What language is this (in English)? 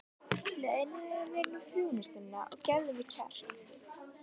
Icelandic